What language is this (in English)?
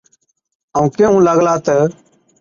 Od